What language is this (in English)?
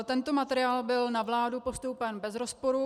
Czech